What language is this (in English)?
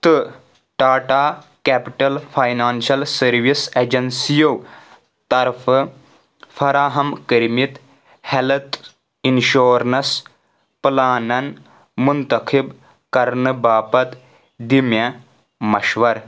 Kashmiri